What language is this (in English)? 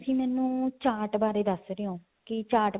Punjabi